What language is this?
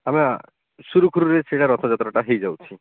Odia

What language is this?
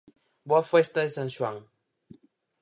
Galician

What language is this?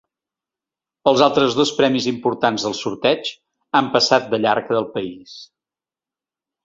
Catalan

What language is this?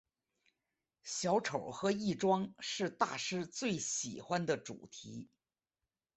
Chinese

